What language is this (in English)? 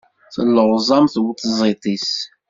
Kabyle